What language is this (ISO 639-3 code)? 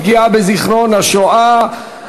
heb